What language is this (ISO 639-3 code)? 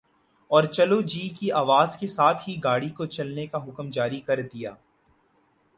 urd